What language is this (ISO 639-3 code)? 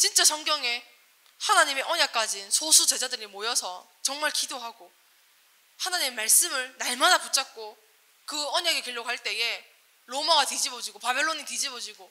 kor